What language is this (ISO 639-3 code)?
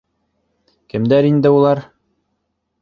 bak